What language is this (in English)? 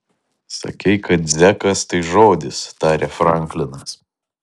Lithuanian